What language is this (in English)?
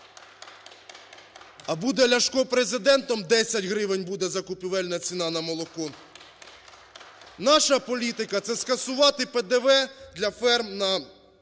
Ukrainian